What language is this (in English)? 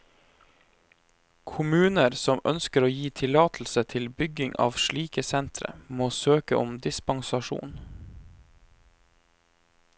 Norwegian